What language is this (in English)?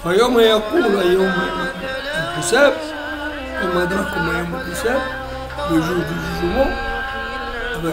Arabic